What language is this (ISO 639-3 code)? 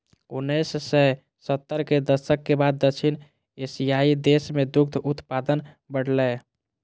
mai